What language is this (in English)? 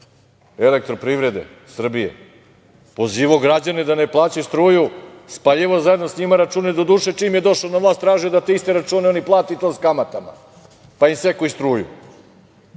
Serbian